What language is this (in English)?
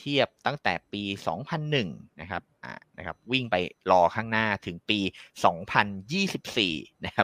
Thai